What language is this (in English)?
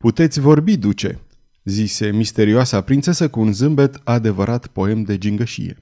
Romanian